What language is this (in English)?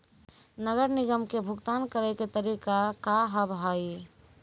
Maithili